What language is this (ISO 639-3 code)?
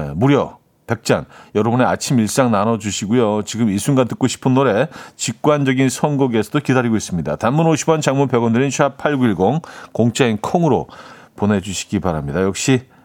kor